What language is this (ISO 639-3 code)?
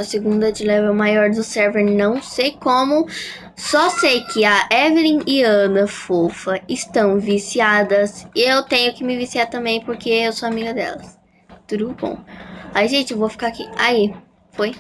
por